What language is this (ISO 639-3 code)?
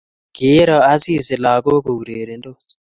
kln